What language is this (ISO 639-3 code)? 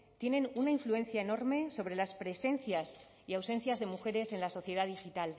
spa